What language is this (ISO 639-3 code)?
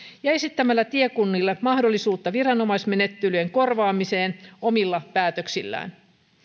fin